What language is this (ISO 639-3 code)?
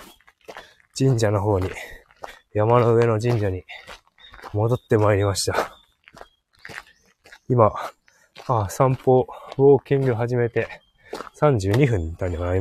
jpn